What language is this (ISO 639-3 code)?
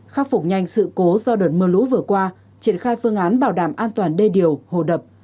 vie